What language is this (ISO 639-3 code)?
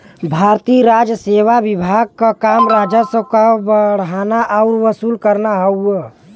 bho